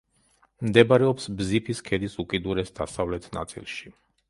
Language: Georgian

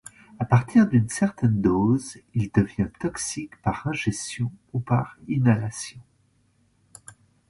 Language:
French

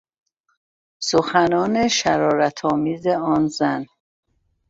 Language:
Persian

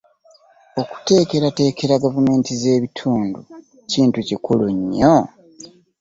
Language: Ganda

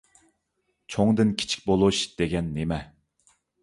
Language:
Uyghur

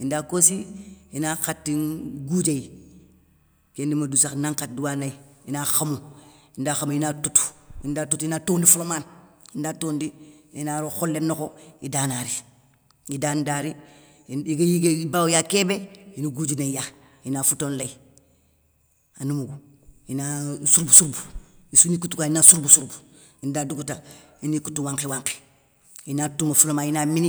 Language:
Soninke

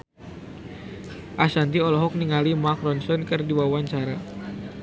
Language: Sundanese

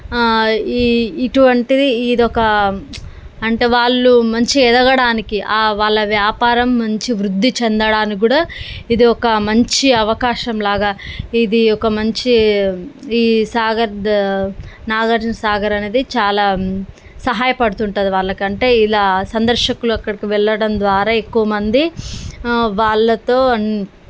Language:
Telugu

